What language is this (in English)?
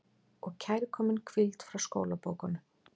Icelandic